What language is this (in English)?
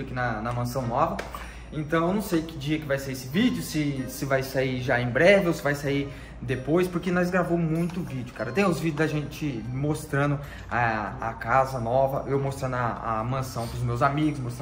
Portuguese